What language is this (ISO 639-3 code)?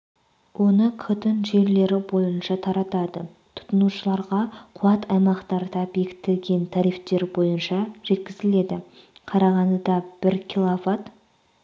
kaz